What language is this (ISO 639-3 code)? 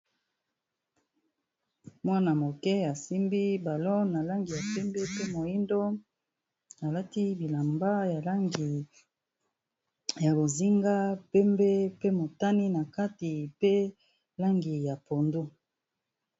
lin